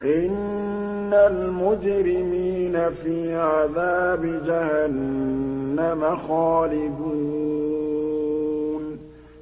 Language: Arabic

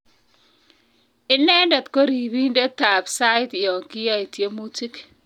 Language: Kalenjin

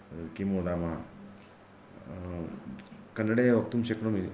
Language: Sanskrit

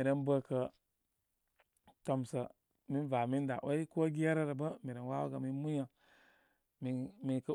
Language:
Koma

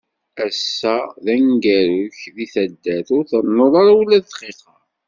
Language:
Kabyle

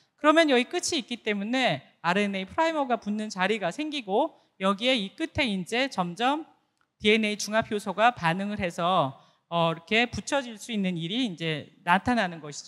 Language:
Korean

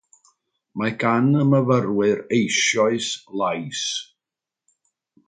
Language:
Welsh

